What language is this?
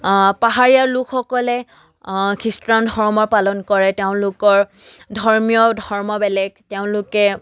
Assamese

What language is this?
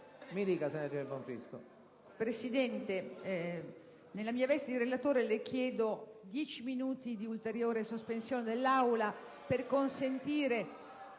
Italian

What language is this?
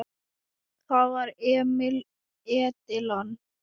Icelandic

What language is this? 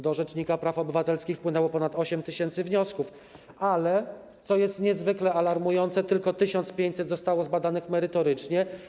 Polish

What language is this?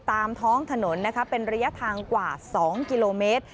Thai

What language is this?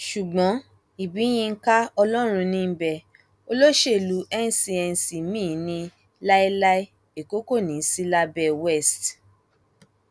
Yoruba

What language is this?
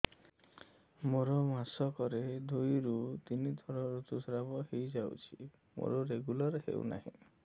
Odia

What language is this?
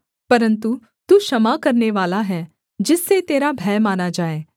Hindi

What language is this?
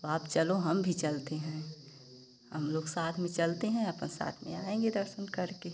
Hindi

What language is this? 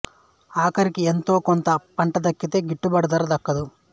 Telugu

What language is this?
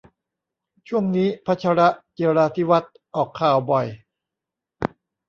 Thai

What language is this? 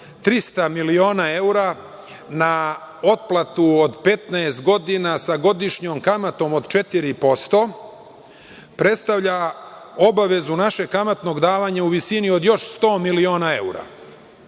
Serbian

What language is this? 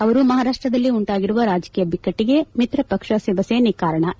Kannada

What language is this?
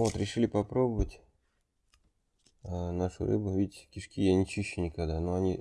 Russian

